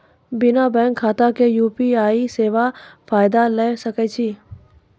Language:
Maithili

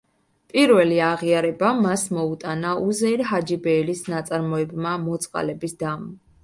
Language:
Georgian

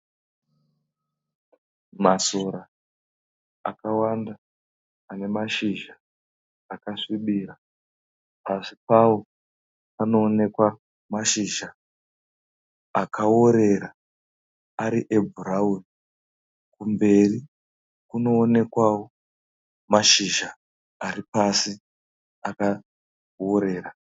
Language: Shona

